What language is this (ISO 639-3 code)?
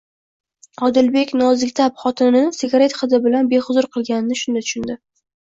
uzb